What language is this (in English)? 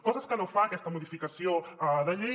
Catalan